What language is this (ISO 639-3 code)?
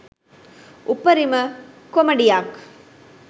sin